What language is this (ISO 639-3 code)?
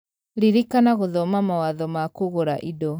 kik